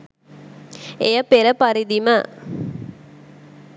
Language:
Sinhala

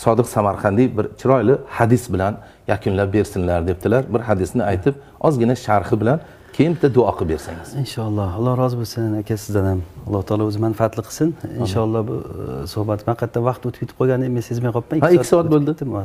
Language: Turkish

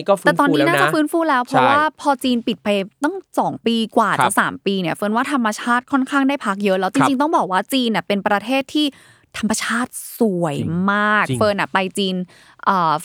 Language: Thai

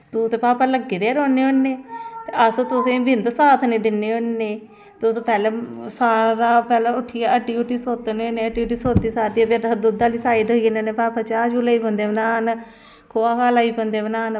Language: Dogri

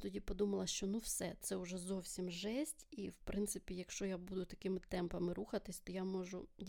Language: Ukrainian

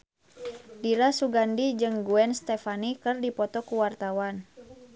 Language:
Sundanese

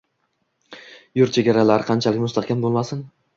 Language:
Uzbek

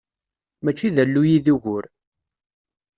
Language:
Kabyle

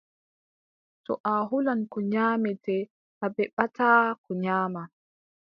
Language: Adamawa Fulfulde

